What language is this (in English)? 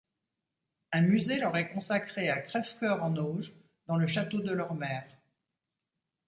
French